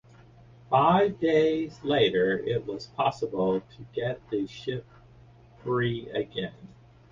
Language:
English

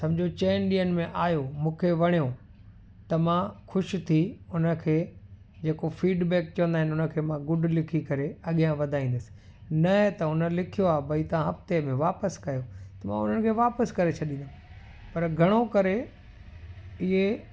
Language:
Sindhi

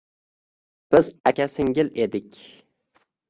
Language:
Uzbek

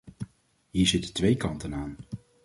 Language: Dutch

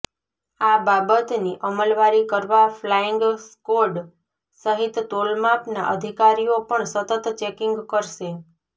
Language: Gujarati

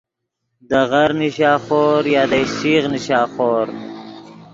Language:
Yidgha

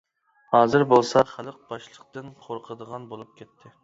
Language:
Uyghur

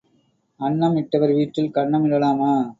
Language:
Tamil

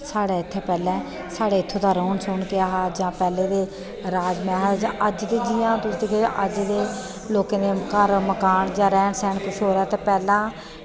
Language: Dogri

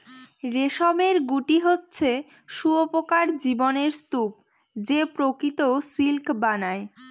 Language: Bangla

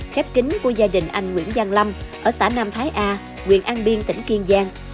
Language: Vietnamese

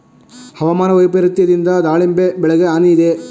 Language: Kannada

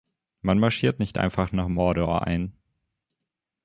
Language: German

